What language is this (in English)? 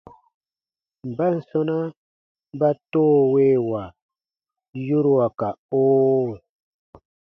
Baatonum